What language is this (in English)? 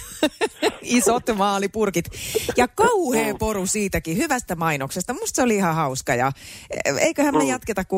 Finnish